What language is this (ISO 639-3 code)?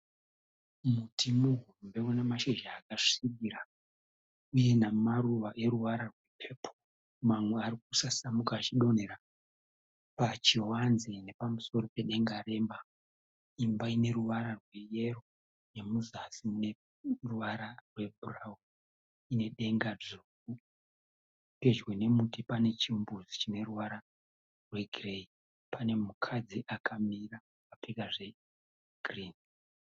sna